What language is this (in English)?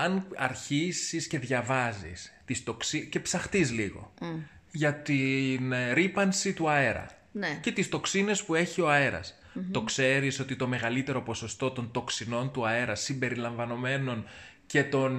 Greek